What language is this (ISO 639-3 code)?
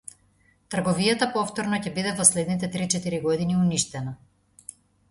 mkd